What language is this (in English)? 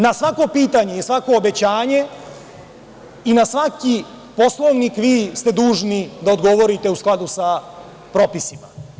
Serbian